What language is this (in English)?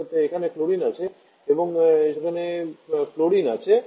Bangla